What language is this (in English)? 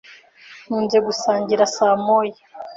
Kinyarwanda